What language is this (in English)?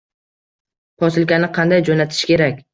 Uzbek